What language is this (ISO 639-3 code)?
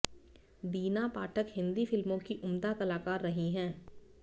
hin